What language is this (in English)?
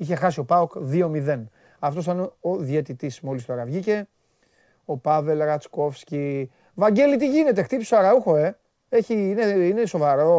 Greek